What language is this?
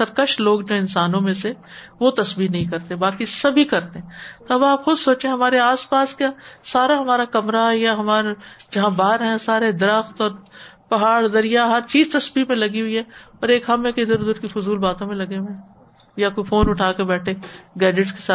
Urdu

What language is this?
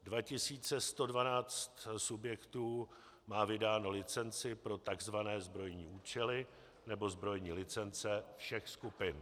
Czech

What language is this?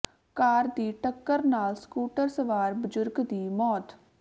Punjabi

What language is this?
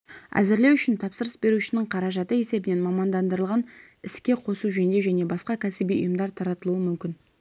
Kazakh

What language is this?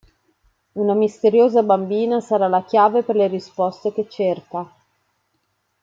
Italian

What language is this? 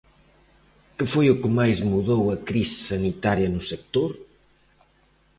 Galician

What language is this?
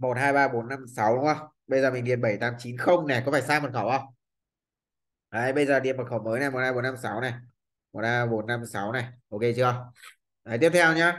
Vietnamese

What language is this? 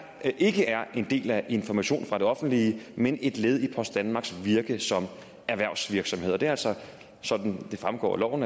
Danish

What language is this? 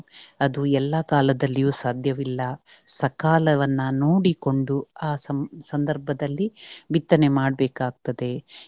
Kannada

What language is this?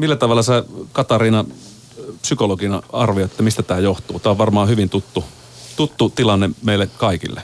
Finnish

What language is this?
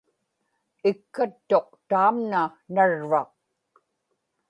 Inupiaq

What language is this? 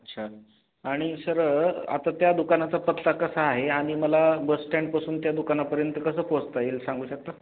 Marathi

